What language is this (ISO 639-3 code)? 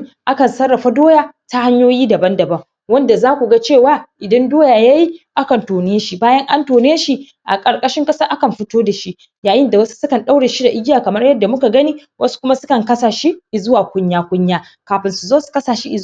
hau